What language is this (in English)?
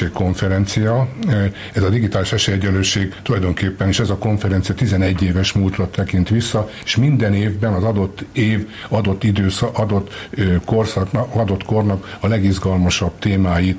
Hungarian